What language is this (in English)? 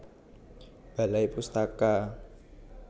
Javanese